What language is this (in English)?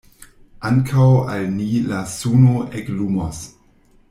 Esperanto